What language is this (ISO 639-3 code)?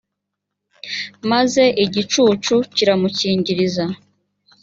kin